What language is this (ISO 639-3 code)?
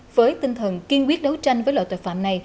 vie